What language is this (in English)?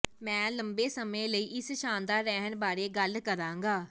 Punjabi